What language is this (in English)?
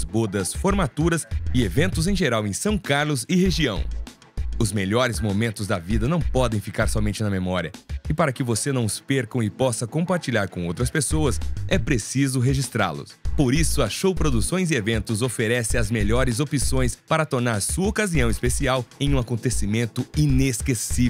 Portuguese